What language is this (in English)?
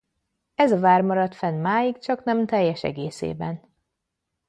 Hungarian